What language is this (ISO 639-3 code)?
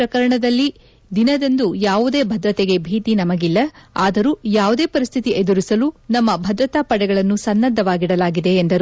kan